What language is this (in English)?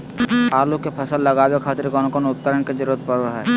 Magahi